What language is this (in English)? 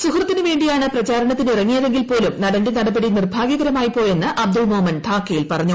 Malayalam